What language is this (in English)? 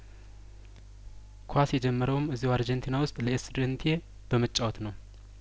Amharic